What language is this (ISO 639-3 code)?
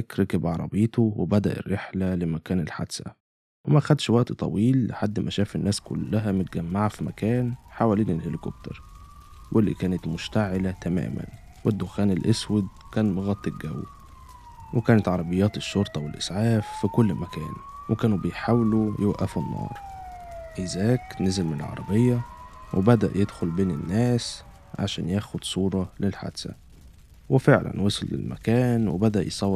ara